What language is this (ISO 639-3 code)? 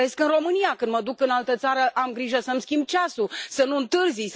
ron